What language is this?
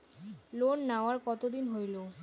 Bangla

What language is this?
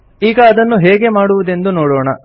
Kannada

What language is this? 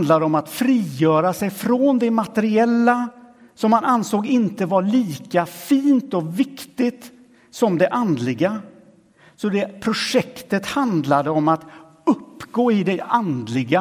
Swedish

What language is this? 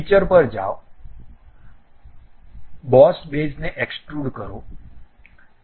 Gujarati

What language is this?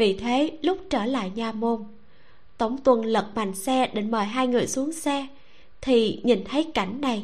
Vietnamese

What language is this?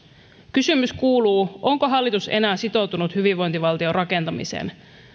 Finnish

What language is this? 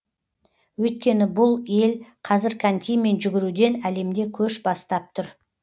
Kazakh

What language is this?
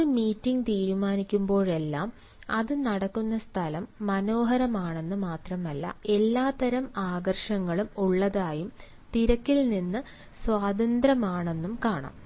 Malayalam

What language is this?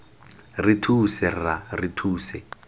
Tswana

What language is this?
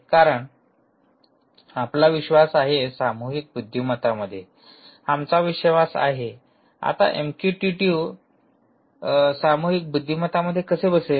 Marathi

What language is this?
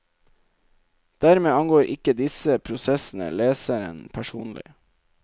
Norwegian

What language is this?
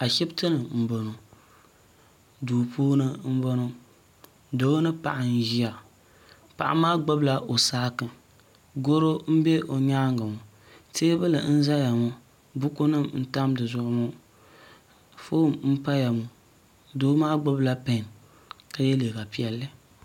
Dagbani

